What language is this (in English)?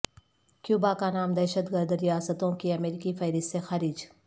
Urdu